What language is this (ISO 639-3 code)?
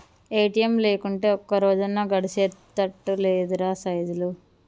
tel